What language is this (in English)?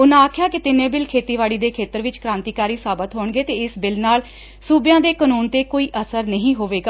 Punjabi